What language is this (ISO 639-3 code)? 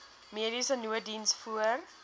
afr